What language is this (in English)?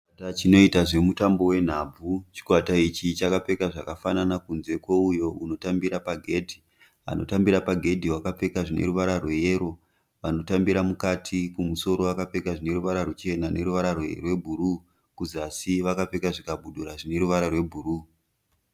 Shona